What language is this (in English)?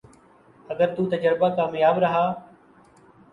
Urdu